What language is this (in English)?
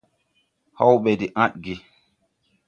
Tupuri